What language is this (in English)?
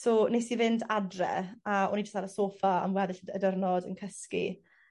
Welsh